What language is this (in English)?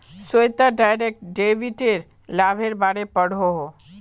Magahi